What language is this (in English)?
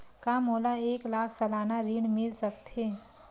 Chhattisgarhi